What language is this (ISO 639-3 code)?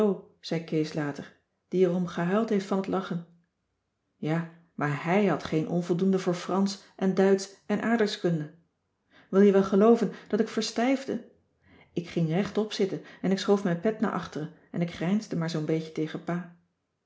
nld